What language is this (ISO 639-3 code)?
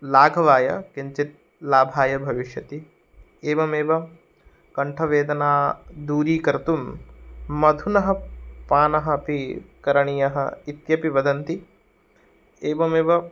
san